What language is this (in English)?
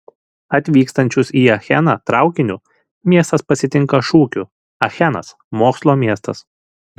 Lithuanian